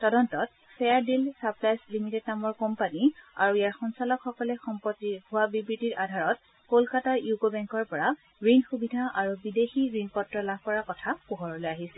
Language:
Assamese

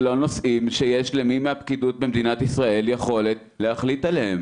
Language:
Hebrew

